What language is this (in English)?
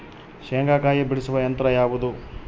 Kannada